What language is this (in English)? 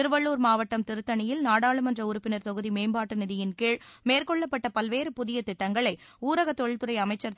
Tamil